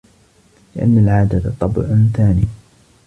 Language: Arabic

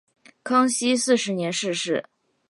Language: Chinese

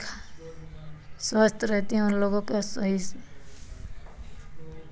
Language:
Hindi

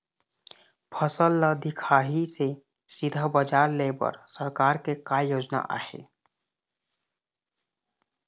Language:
Chhattisgarhi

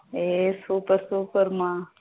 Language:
Tamil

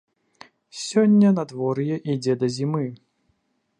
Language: Belarusian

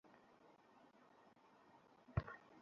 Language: Bangla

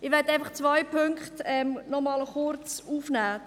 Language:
Swiss German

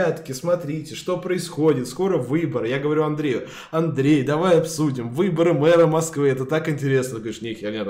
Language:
Russian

